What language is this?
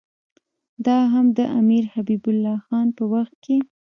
Pashto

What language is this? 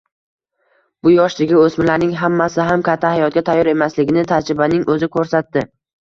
Uzbek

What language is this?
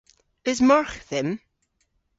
Cornish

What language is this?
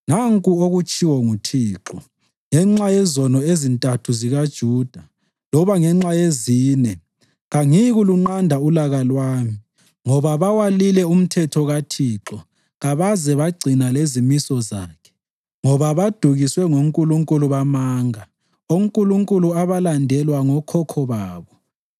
North Ndebele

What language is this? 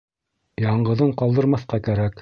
Bashkir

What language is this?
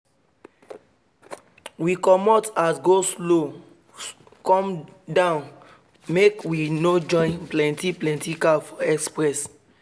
Nigerian Pidgin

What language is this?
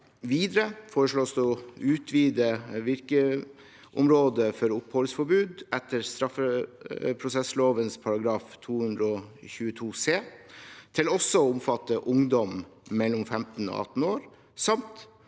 Norwegian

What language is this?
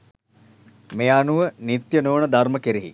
Sinhala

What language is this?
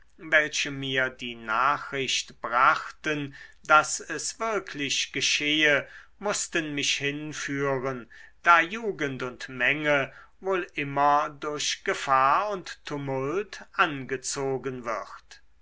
German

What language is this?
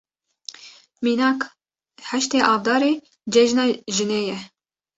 Kurdish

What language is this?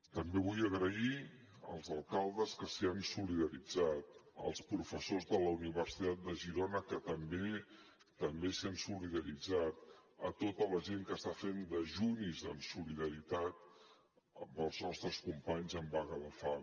Catalan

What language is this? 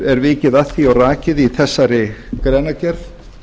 Icelandic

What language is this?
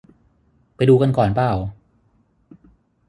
Thai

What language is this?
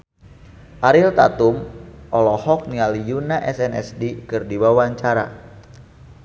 Sundanese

